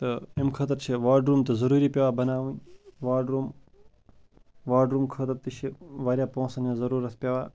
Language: Kashmiri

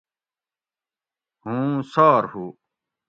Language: Gawri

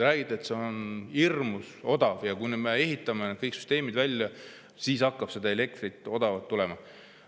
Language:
Estonian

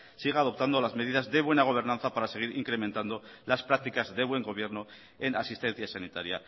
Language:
Spanish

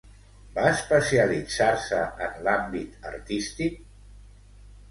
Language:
Catalan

